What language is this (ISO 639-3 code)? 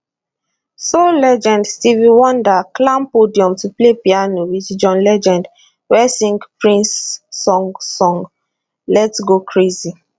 pcm